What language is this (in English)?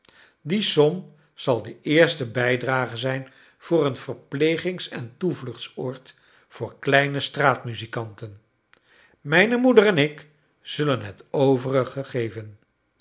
Dutch